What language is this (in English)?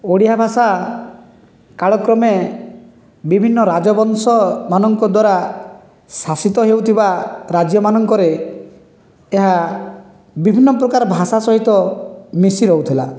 Odia